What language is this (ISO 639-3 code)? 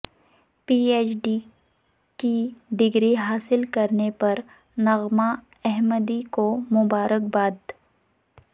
urd